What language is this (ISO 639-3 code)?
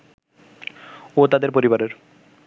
ben